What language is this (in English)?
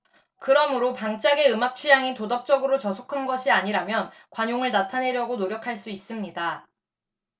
Korean